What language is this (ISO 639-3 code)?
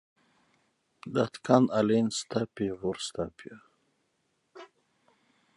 nld